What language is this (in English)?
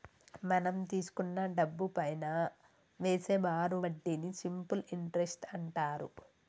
Telugu